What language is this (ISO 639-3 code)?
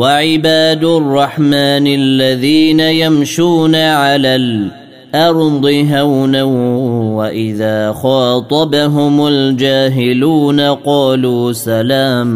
ara